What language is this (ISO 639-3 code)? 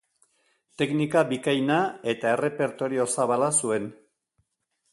eus